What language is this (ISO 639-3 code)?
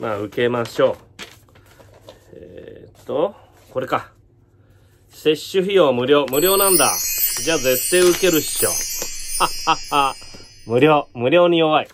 jpn